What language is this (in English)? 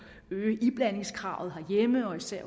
Danish